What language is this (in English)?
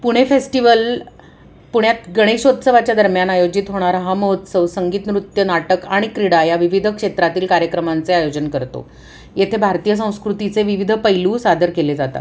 Marathi